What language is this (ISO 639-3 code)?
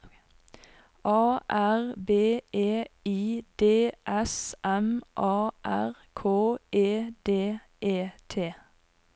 nor